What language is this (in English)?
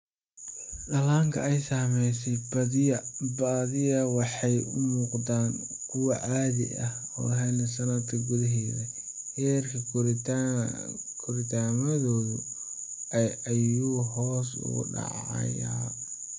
Somali